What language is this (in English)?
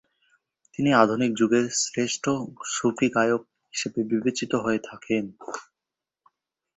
Bangla